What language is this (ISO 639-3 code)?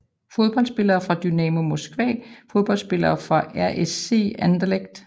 dan